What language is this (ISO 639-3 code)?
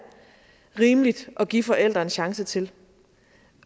dan